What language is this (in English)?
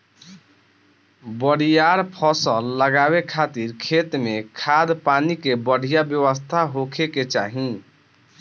Bhojpuri